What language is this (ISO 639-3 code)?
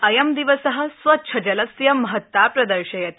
san